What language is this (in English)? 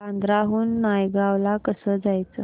Marathi